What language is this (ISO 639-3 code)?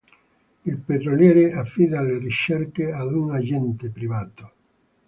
ita